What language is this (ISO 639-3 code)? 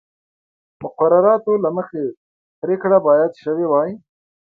pus